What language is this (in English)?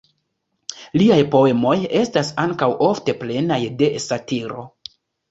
Esperanto